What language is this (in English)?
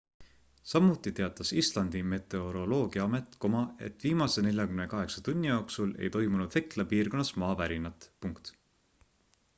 Estonian